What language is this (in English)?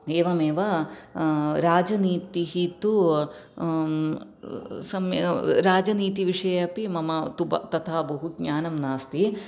Sanskrit